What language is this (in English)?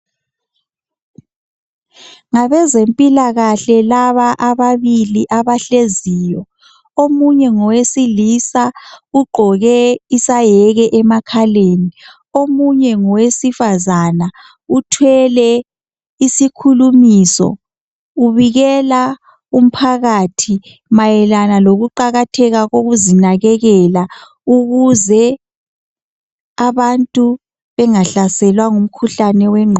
North Ndebele